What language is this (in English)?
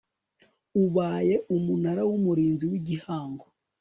Kinyarwanda